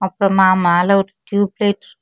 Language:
Tamil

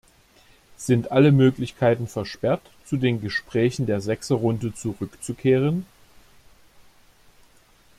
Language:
German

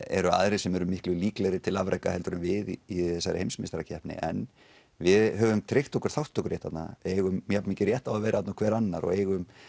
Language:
Icelandic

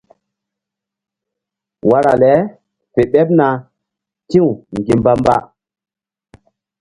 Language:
Mbum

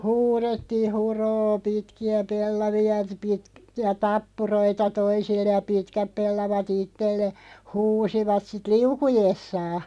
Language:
Finnish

